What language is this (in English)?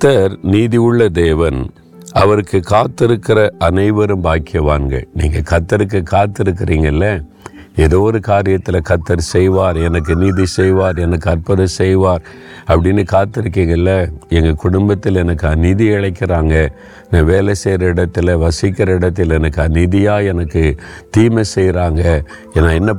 Tamil